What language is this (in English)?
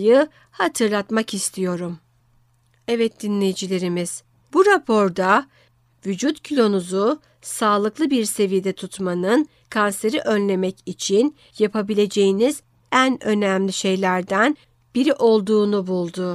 Turkish